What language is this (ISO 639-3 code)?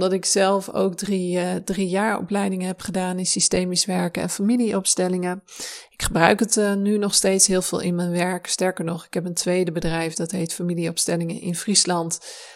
nld